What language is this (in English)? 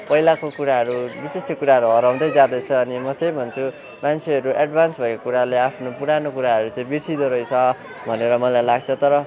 Nepali